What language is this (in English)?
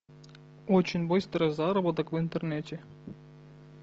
Russian